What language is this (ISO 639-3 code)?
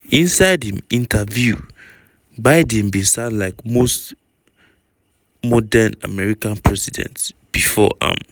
pcm